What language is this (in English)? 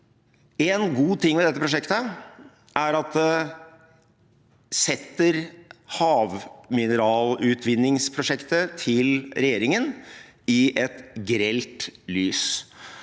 Norwegian